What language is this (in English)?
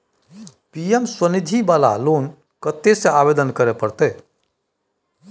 Maithili